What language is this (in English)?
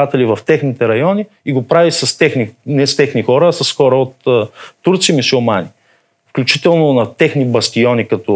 Bulgarian